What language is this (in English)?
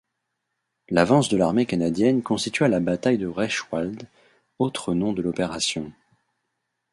French